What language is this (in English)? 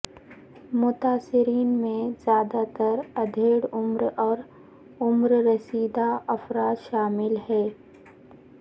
Urdu